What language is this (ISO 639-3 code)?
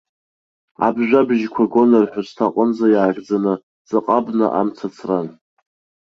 abk